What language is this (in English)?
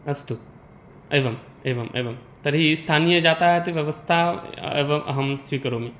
Sanskrit